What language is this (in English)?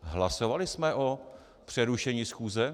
Czech